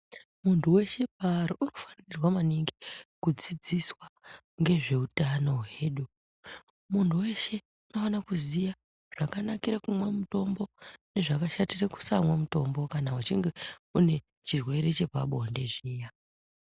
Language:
Ndau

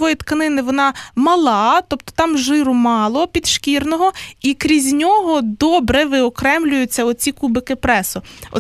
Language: Ukrainian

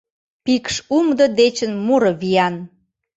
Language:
Mari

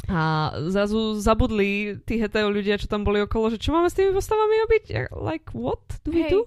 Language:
Slovak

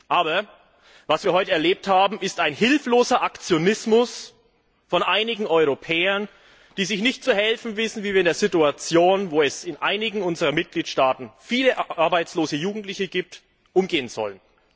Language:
German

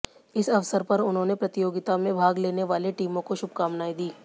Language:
Hindi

